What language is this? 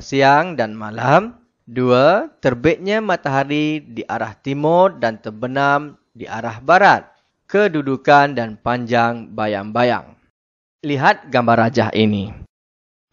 Malay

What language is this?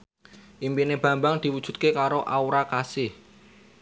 Javanese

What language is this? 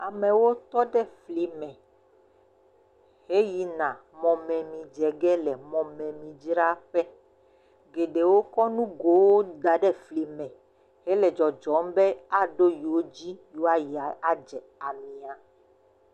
Ewe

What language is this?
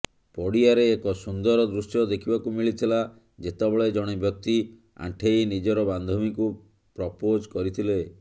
Odia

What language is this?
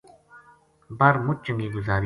Gujari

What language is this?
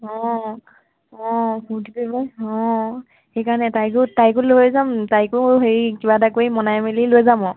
Assamese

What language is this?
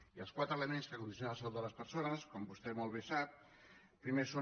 Catalan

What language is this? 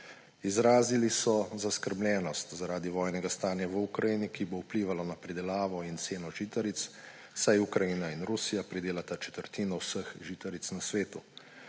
Slovenian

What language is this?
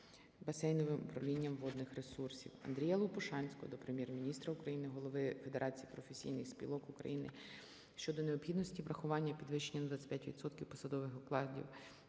Ukrainian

